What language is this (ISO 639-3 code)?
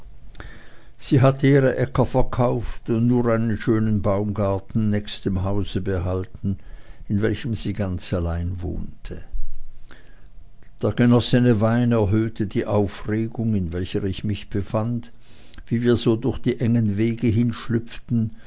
deu